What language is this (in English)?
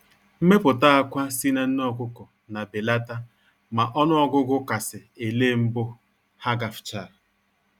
Igbo